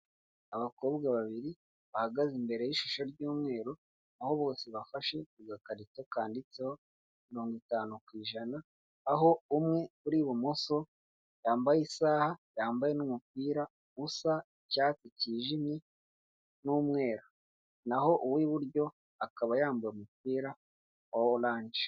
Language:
Kinyarwanda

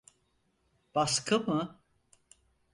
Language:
Turkish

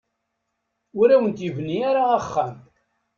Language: Kabyle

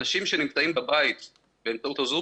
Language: Hebrew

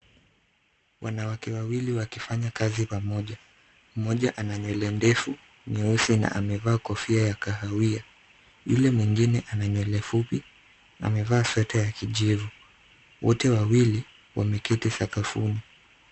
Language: Swahili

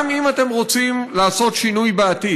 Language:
Hebrew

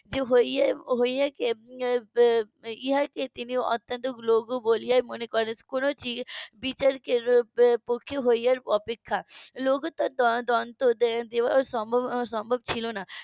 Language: Bangla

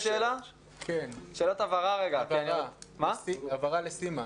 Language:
Hebrew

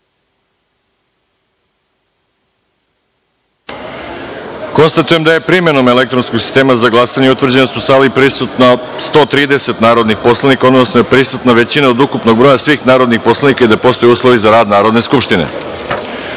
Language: Serbian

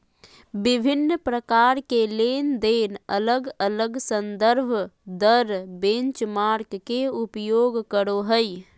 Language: Magahi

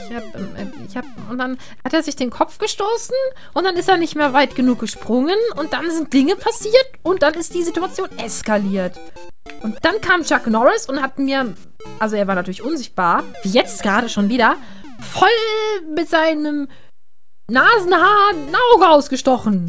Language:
German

